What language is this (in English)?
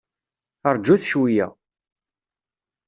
Kabyle